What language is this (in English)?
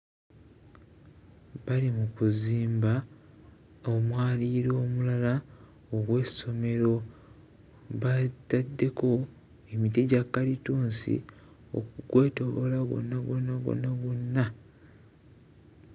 Ganda